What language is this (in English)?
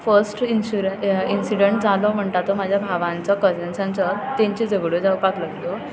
Konkani